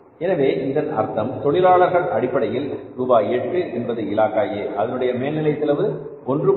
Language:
Tamil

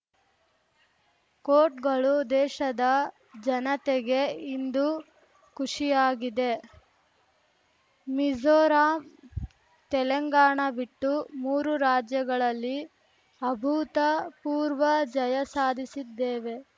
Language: Kannada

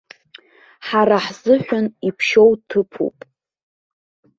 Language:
Abkhazian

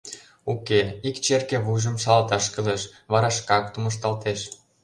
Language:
Mari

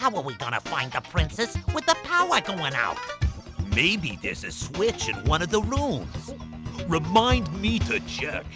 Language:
English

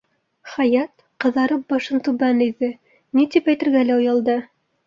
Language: Bashkir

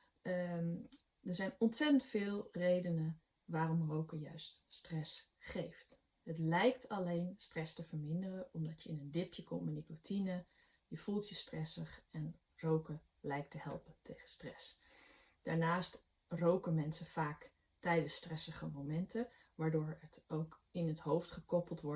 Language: Dutch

